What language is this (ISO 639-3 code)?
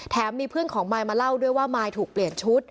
tha